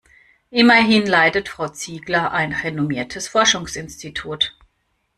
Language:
German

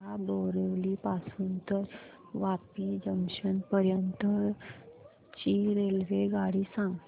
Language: Marathi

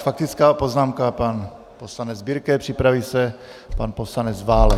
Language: Czech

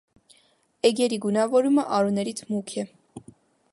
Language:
Armenian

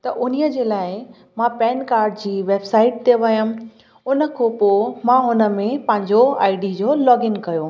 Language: Sindhi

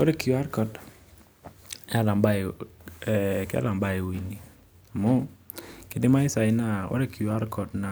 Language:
Masai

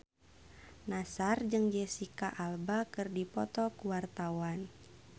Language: Sundanese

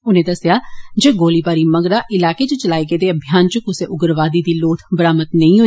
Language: Dogri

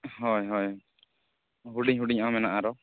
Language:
Santali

